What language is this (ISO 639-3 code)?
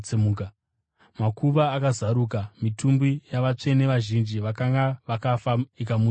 sna